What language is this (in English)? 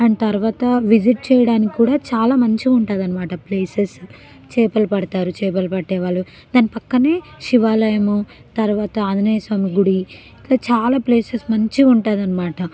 Telugu